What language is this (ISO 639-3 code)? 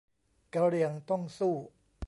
tha